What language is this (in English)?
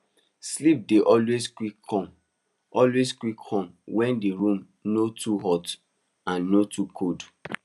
Nigerian Pidgin